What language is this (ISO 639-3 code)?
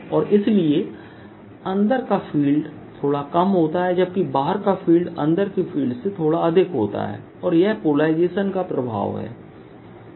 hin